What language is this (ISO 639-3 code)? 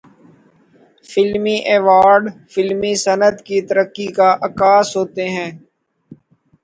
urd